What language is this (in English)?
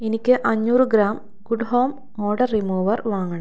Malayalam